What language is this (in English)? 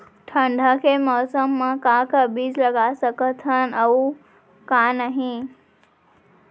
Chhattisgarhi